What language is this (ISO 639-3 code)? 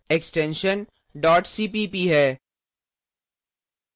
hin